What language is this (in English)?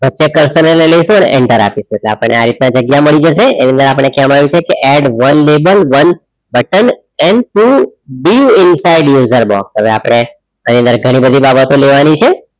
Gujarati